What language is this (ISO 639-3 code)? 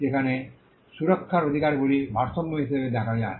ben